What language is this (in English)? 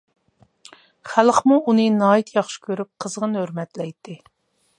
Uyghur